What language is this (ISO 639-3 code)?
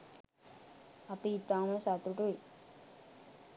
sin